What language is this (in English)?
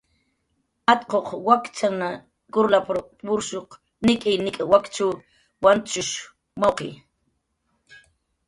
Jaqaru